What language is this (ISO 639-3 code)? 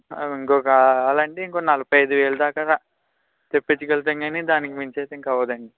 tel